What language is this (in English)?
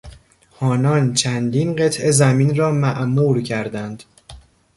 Persian